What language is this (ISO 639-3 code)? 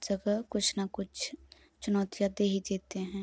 hin